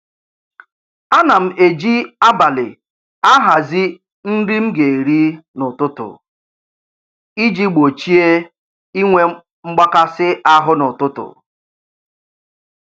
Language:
Igbo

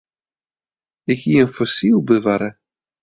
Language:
Western Frisian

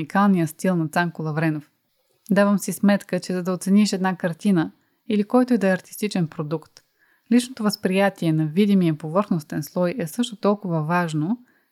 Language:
Bulgarian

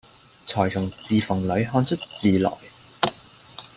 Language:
Cantonese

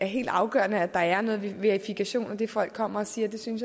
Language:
Danish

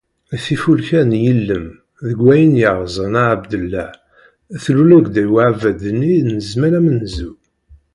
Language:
Kabyle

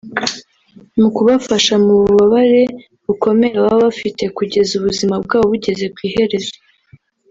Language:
Kinyarwanda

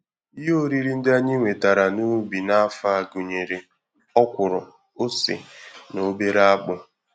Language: Igbo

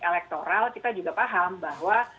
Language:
Indonesian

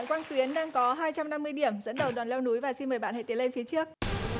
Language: Vietnamese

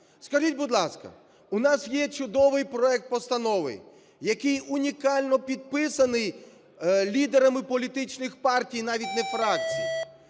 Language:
Ukrainian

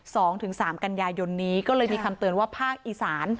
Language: Thai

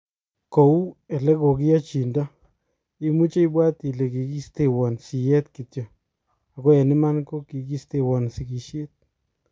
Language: Kalenjin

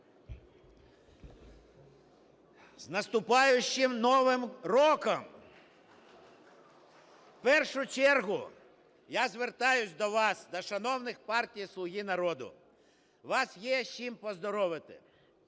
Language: Ukrainian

